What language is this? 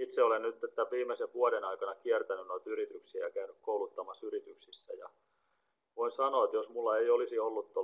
Finnish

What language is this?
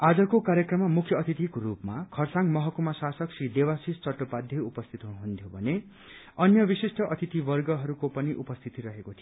Nepali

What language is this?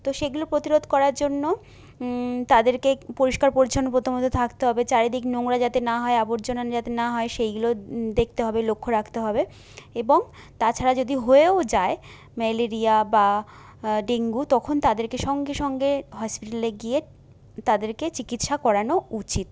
Bangla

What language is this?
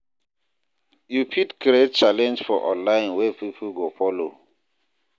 Nigerian Pidgin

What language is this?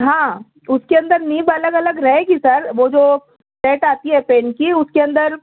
Urdu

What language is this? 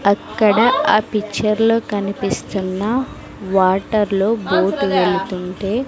Telugu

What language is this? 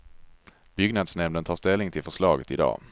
Swedish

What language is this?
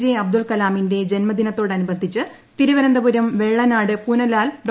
Malayalam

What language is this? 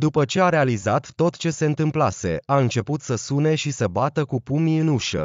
Romanian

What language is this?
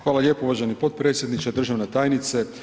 Croatian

